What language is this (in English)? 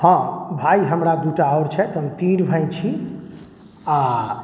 Maithili